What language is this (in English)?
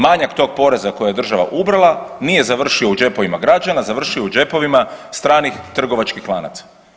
Croatian